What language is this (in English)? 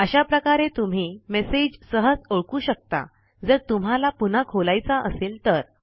Marathi